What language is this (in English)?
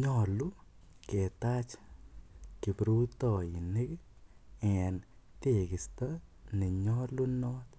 Kalenjin